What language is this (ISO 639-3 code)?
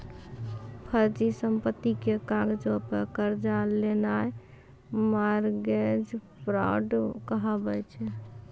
mai